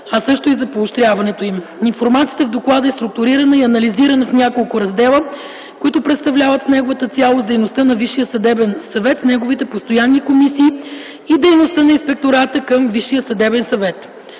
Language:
Bulgarian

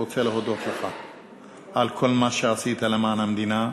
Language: Hebrew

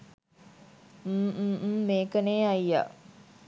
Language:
Sinhala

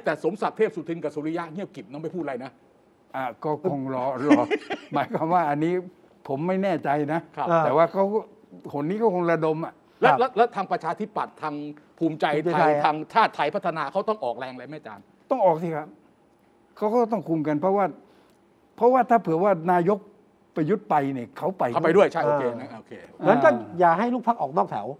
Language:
Thai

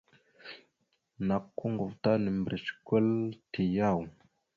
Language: Mada (Cameroon)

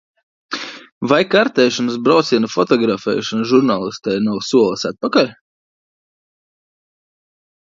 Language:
Latvian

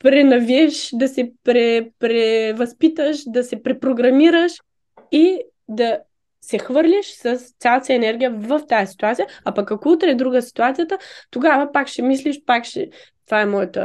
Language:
Bulgarian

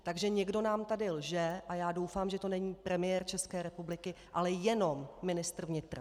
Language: Czech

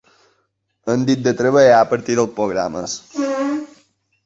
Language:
Catalan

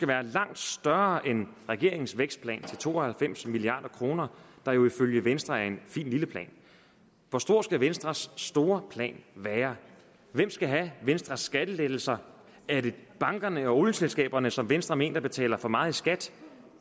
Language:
Danish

